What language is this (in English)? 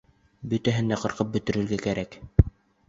Bashkir